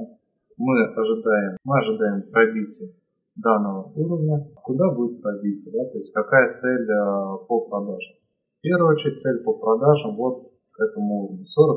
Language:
Russian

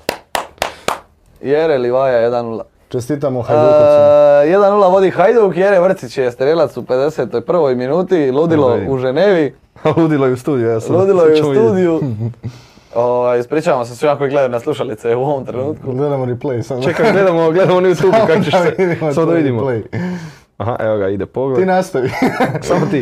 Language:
Croatian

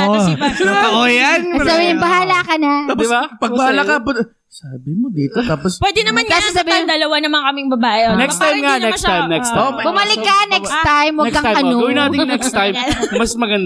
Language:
Filipino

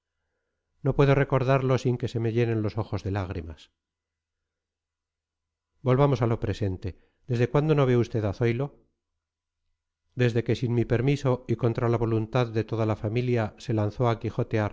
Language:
Spanish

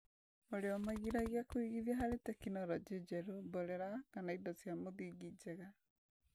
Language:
Kikuyu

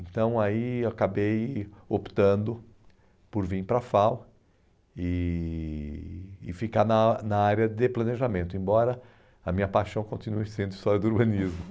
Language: Portuguese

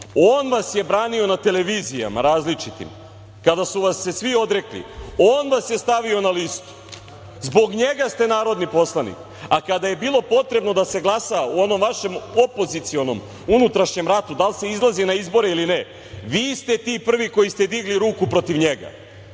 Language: Serbian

